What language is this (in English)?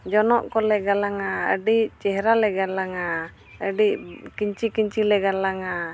Santali